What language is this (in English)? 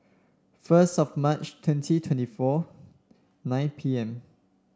English